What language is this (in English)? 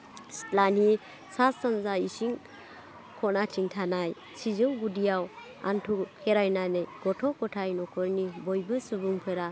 Bodo